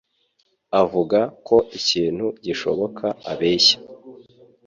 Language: Kinyarwanda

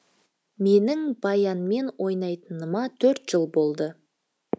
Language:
Kazakh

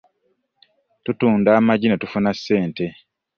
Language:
Ganda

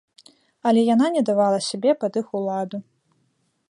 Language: Belarusian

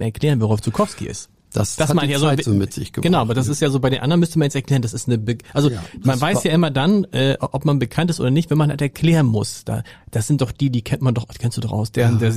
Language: German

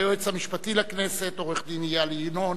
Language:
Hebrew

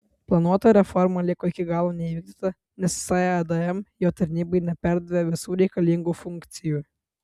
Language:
Lithuanian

